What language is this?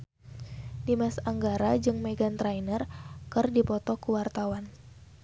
Sundanese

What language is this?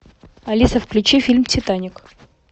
Russian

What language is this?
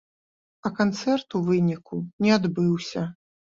Belarusian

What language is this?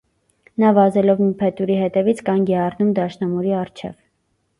Armenian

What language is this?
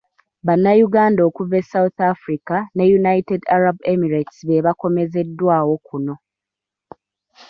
Ganda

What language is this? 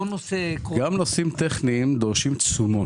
Hebrew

